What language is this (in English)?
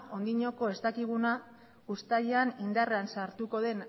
Basque